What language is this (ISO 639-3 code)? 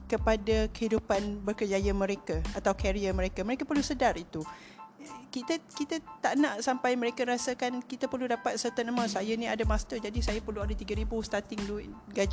msa